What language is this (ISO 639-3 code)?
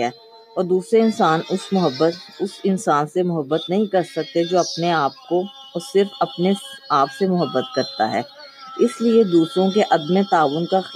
urd